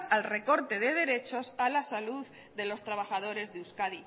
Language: Spanish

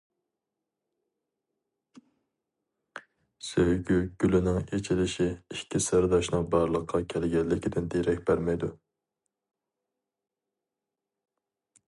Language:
Uyghur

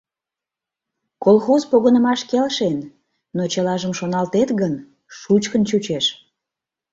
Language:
Mari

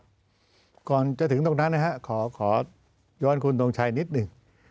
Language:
Thai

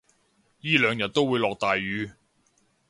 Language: Cantonese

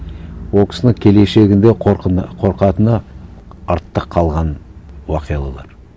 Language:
Kazakh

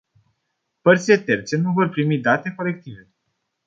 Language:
Romanian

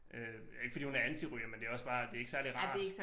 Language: Danish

